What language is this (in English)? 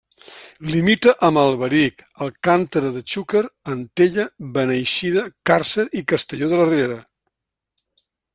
Catalan